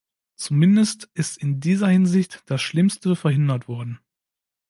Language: German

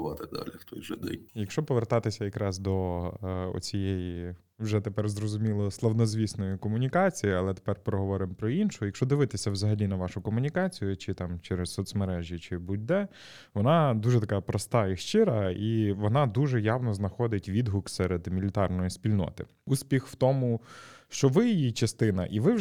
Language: Ukrainian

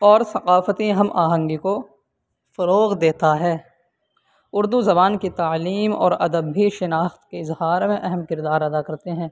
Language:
Urdu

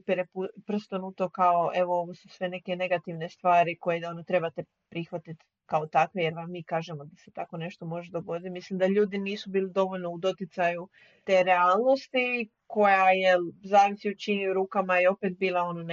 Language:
Croatian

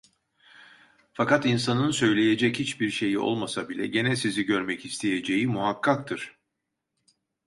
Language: Turkish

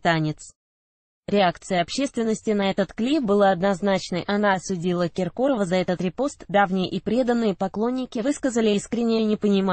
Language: Russian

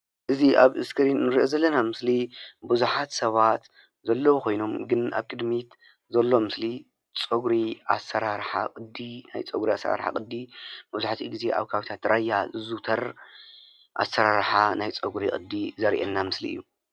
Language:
Tigrinya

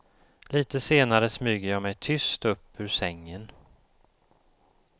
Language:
Swedish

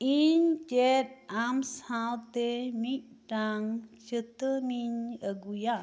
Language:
Santali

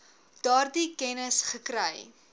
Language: Afrikaans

